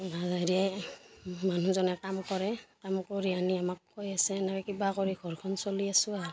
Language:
Assamese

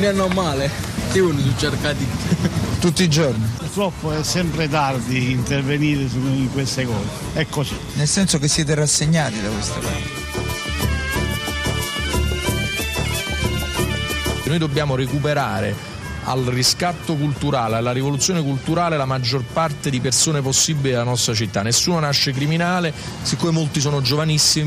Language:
Italian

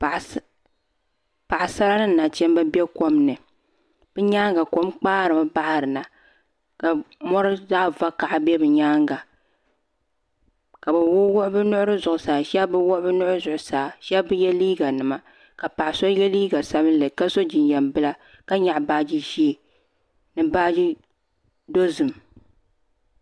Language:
Dagbani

